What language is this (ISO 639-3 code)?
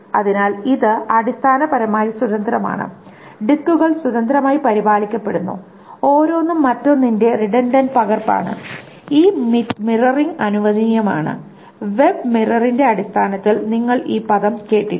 mal